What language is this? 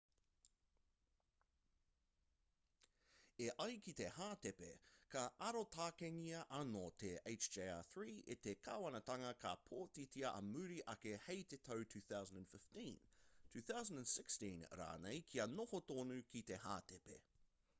Māori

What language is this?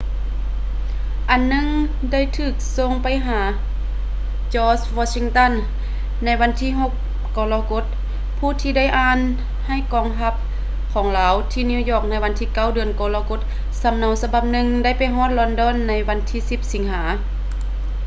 Lao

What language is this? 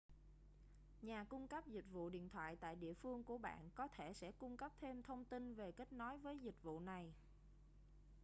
Vietnamese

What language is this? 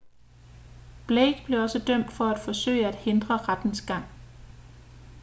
Danish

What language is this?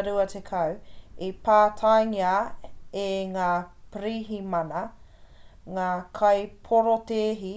Māori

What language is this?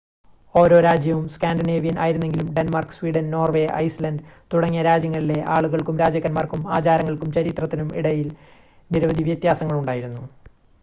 Malayalam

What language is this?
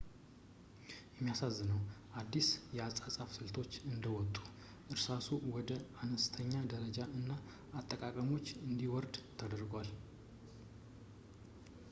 Amharic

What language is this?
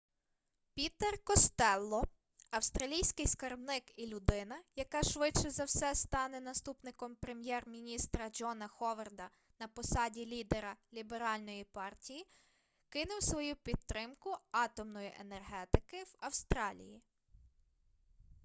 Ukrainian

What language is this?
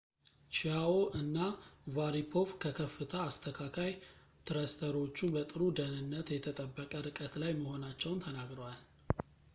Amharic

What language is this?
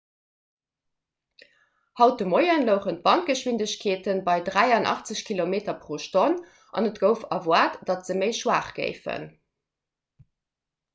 Luxembourgish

